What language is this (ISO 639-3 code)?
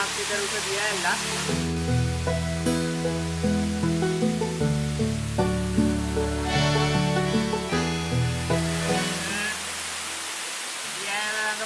eng